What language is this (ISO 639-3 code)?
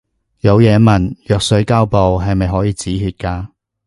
yue